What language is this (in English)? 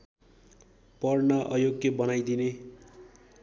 Nepali